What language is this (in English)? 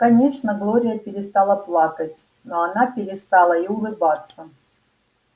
Russian